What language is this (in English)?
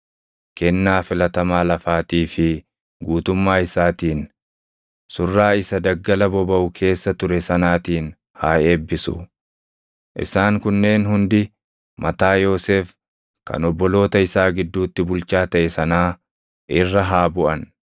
Oromo